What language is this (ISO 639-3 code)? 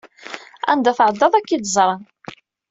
kab